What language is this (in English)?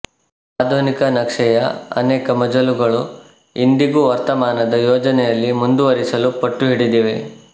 Kannada